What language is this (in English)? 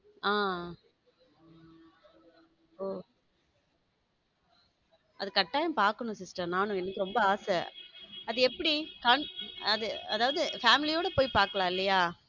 Tamil